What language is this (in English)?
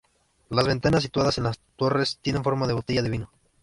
Spanish